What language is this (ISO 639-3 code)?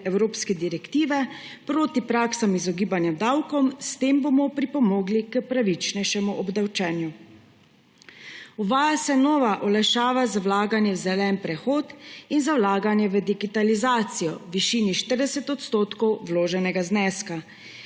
slv